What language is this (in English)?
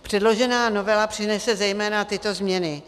Czech